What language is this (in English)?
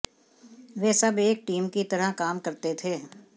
Hindi